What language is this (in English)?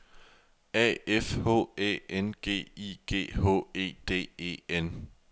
Danish